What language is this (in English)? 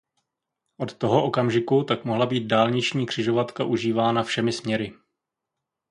Czech